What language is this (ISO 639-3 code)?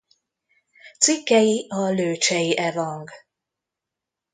hun